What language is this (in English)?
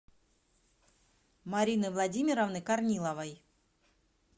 Russian